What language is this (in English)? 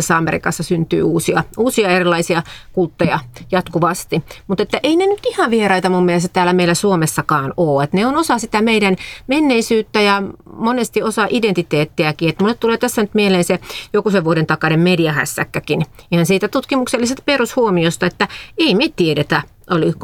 Finnish